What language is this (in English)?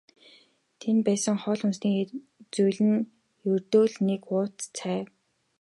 Mongolian